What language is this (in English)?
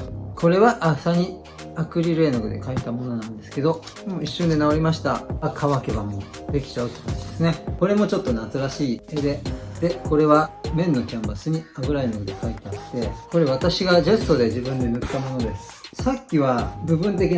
Japanese